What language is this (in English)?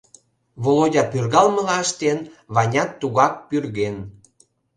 Mari